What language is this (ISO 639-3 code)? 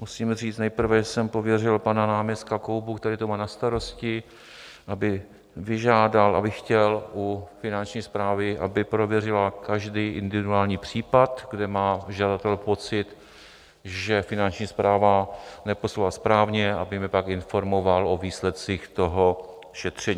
ces